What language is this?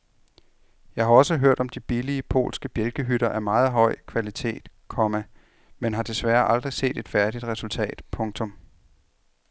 Danish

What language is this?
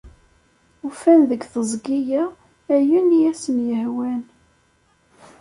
Kabyle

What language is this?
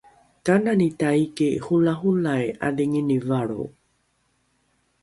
Rukai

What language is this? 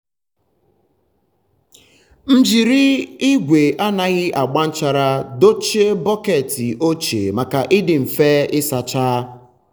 Igbo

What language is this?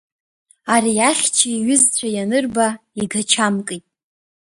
Abkhazian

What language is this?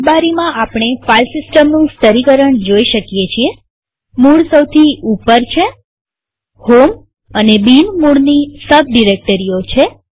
Gujarati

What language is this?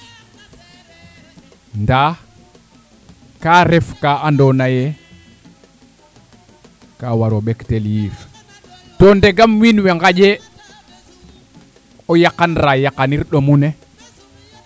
Serer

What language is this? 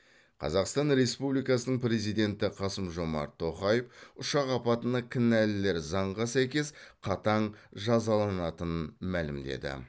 Kazakh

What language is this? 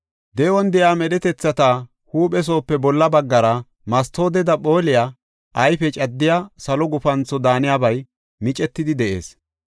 Gofa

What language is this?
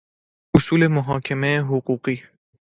Persian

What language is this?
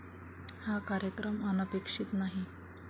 Marathi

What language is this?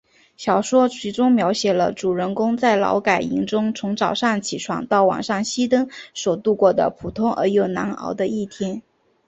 Chinese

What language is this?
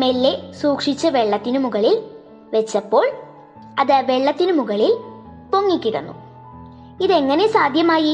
Malayalam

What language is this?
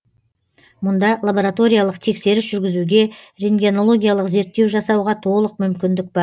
Kazakh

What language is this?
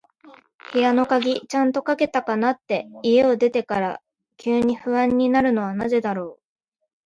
Japanese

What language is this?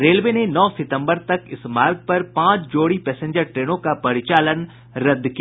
Hindi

